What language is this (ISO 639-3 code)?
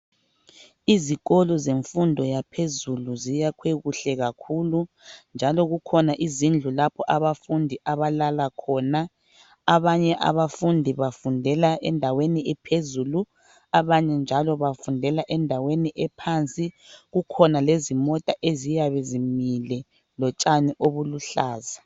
nde